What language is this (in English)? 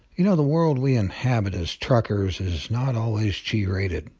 English